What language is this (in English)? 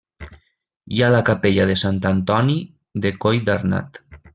Catalan